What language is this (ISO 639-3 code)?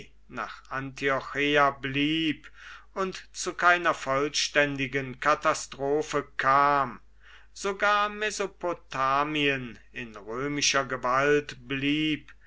deu